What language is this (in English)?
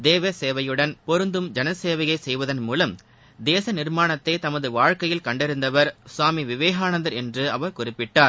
Tamil